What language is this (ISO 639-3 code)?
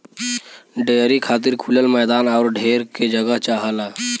bho